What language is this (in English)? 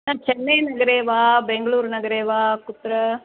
Sanskrit